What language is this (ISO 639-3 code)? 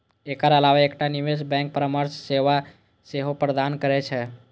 mai